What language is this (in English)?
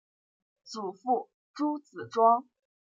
Chinese